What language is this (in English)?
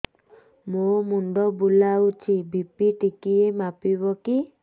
Odia